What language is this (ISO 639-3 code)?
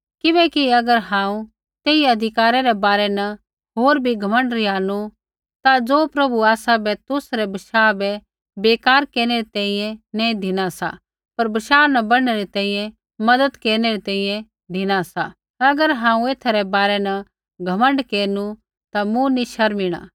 kfx